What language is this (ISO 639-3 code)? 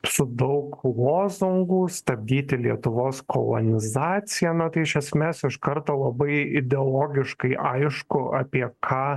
lit